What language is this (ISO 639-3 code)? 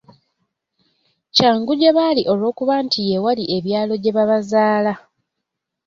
lug